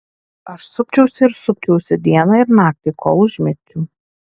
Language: Lithuanian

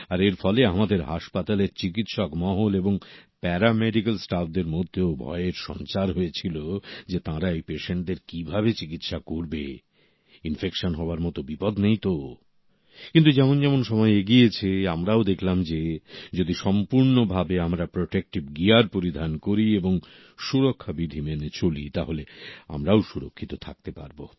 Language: Bangla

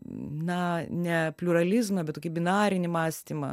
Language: Lithuanian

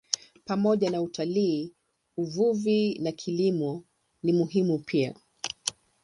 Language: Swahili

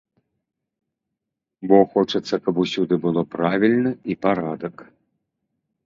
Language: Belarusian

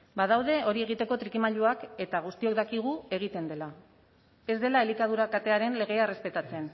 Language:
Basque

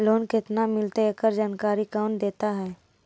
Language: Magahi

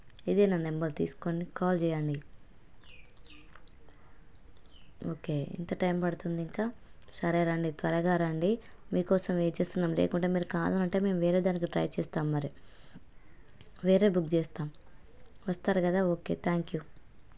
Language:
Telugu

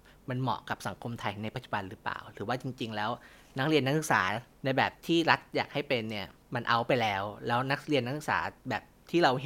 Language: Thai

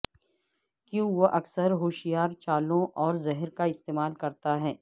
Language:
Urdu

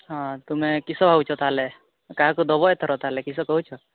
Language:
Odia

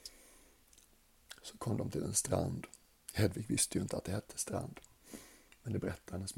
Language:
Swedish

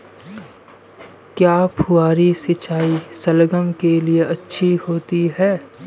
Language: Hindi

